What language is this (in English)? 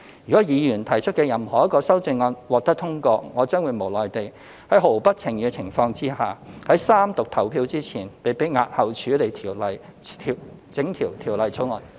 Cantonese